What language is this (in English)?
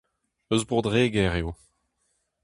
Breton